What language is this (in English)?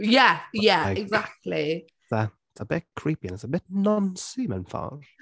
Welsh